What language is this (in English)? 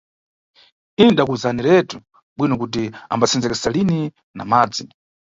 Nyungwe